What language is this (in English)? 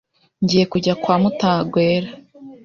Kinyarwanda